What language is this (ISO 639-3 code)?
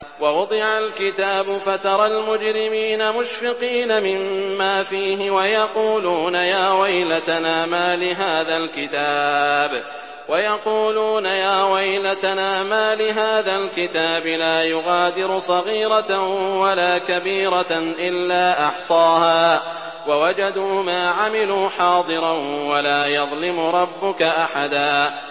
ara